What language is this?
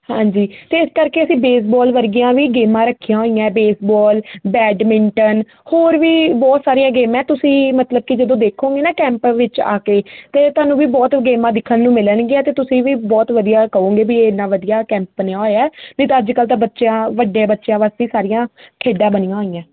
Punjabi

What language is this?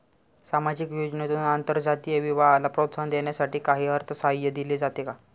Marathi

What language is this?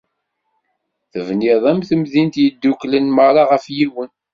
Kabyle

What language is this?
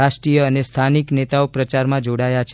Gujarati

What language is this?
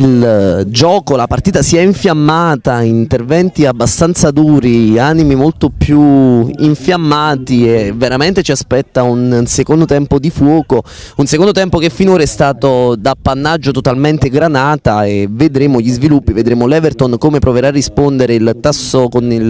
Italian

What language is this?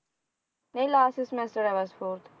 Punjabi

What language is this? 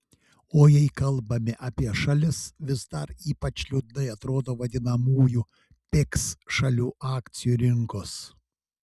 Lithuanian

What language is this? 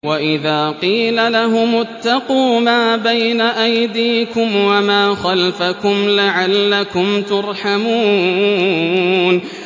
Arabic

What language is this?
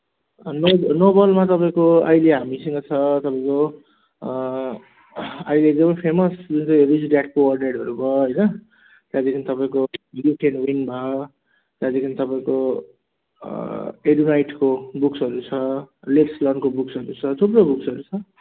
Nepali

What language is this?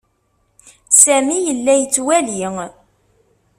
Kabyle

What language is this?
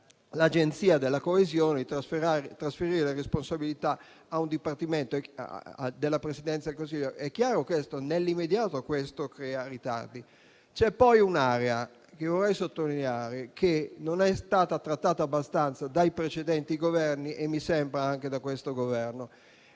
Italian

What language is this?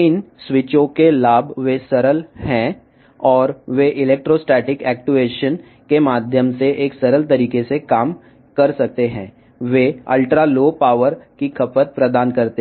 Telugu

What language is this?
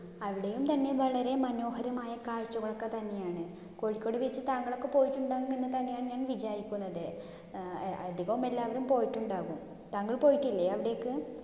Malayalam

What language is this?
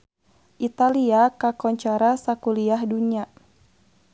Sundanese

